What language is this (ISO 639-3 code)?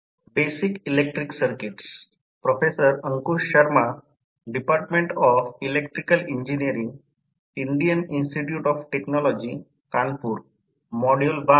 mar